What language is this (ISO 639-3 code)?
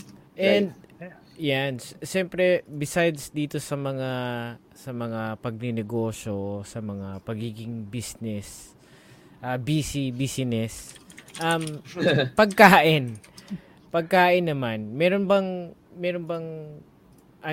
fil